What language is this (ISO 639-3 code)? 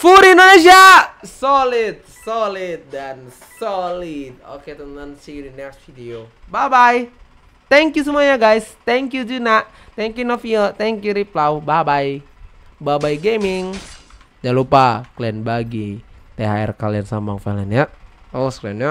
ind